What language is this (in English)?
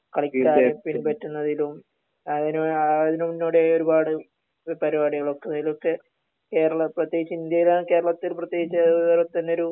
Malayalam